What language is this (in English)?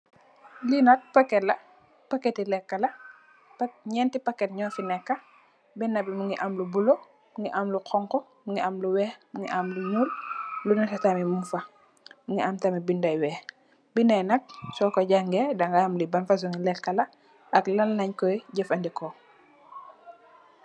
Wolof